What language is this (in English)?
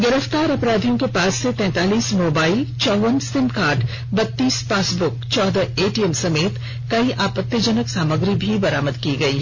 Hindi